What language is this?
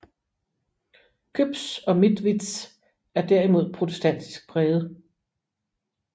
Danish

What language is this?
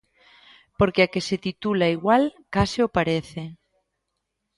Galician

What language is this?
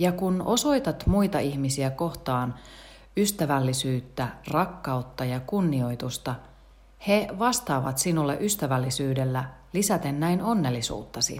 Finnish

